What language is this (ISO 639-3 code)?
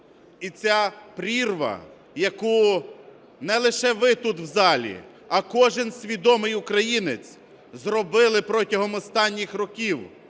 ukr